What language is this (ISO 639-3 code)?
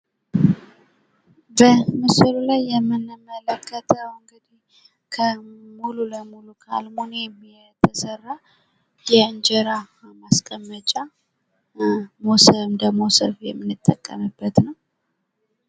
amh